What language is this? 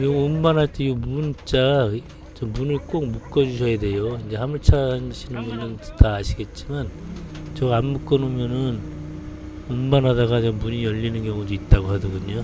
Korean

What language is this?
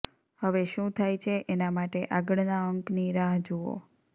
Gujarati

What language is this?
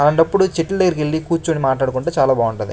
Telugu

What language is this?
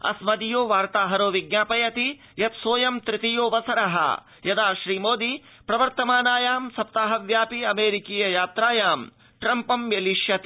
Sanskrit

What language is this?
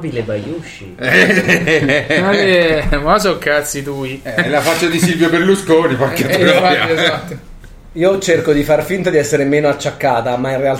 Italian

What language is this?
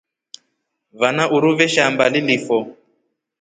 Rombo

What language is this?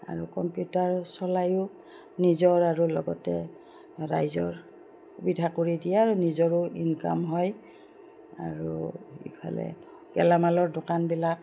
Assamese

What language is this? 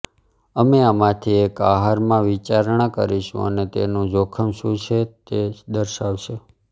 Gujarati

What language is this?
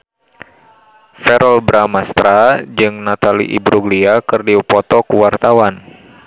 Sundanese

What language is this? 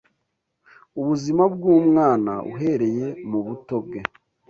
Kinyarwanda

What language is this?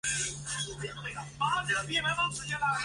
Chinese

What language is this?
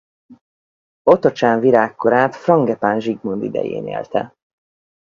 Hungarian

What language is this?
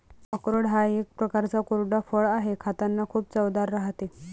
Marathi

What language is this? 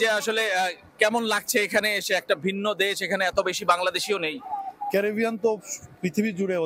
Bangla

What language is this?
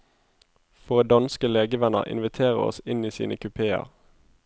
Norwegian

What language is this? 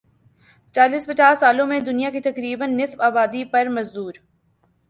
Urdu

